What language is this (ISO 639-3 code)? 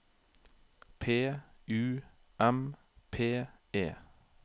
nor